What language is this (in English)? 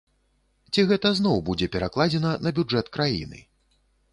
Belarusian